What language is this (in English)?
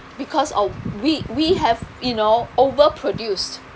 English